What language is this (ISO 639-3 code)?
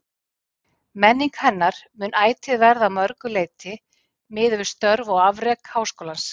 isl